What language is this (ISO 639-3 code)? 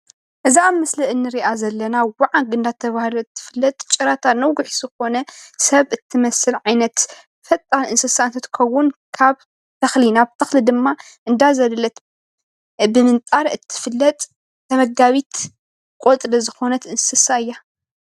tir